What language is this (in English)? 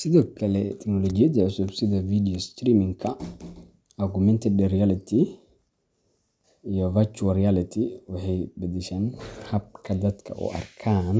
Somali